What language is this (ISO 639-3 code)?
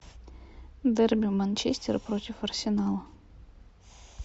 rus